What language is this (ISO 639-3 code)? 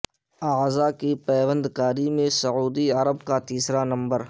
urd